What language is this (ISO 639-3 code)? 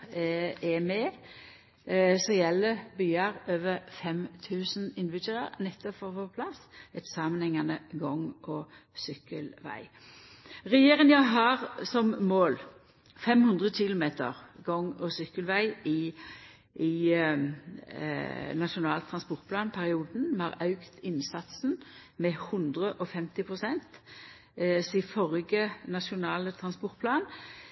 nno